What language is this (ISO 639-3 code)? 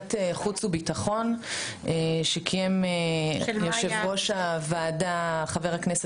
heb